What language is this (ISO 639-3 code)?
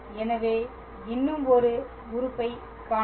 tam